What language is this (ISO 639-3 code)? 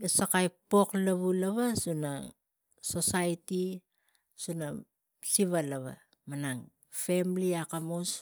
tgc